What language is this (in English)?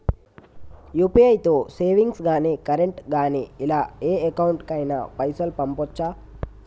Telugu